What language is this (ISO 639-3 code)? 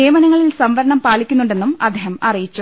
mal